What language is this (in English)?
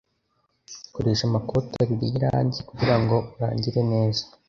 Kinyarwanda